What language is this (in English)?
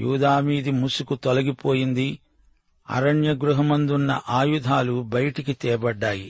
Telugu